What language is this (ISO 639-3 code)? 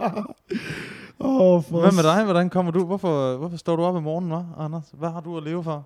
dan